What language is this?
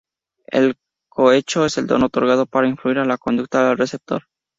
Spanish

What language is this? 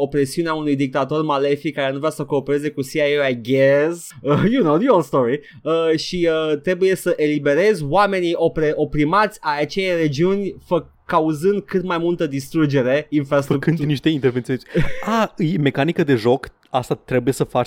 Romanian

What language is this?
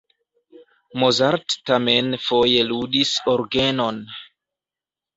Esperanto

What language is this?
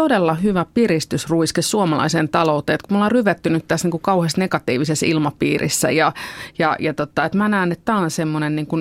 Finnish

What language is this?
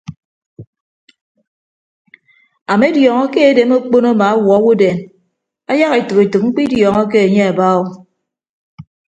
Ibibio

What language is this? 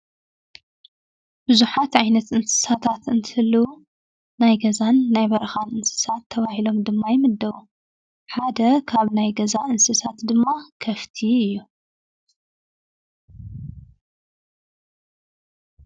Tigrinya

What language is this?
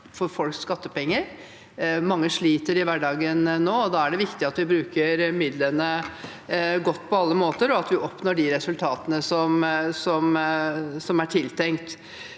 Norwegian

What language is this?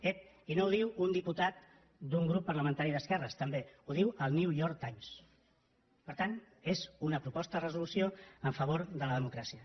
Catalan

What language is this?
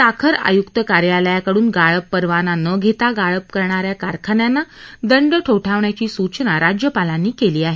Marathi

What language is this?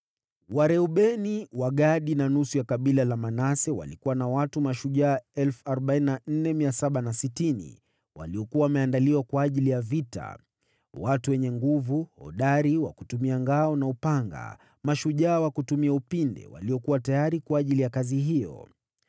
Swahili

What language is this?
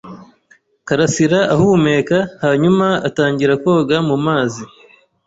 Kinyarwanda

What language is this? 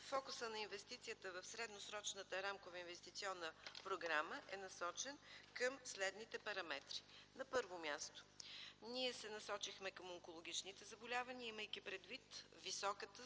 Bulgarian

